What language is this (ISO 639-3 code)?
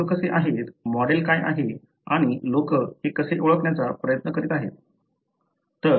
mar